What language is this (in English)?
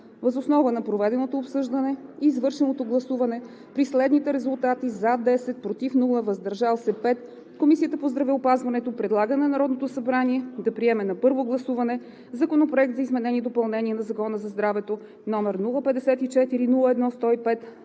Bulgarian